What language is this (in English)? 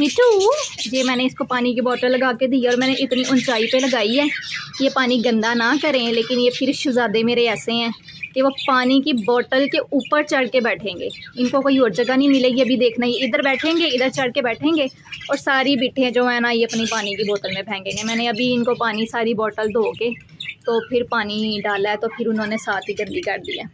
Hindi